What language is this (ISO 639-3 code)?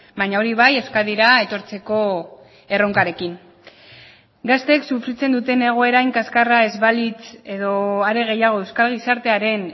eus